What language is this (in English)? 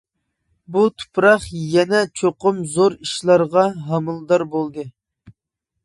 Uyghur